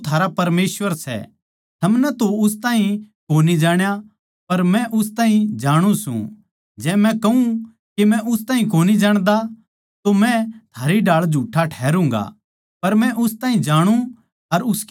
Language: Haryanvi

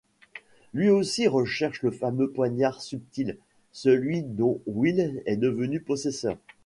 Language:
French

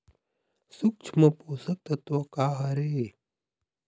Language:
Chhattisgarhi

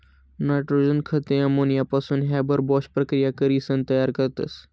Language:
Marathi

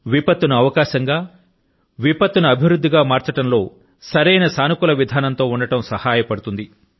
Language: Telugu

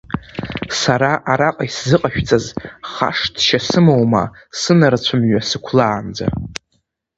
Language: Abkhazian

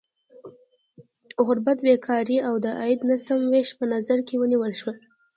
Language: Pashto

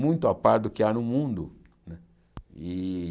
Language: Portuguese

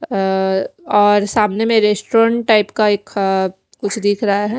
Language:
Hindi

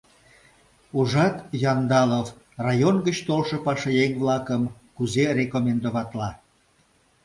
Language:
Mari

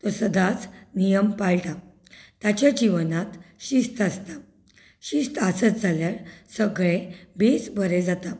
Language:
Konkani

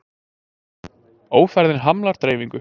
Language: Icelandic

